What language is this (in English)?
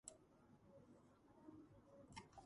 Georgian